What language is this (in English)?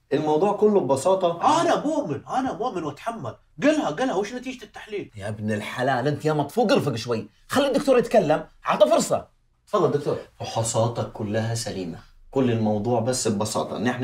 Arabic